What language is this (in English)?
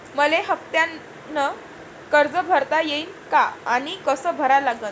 Marathi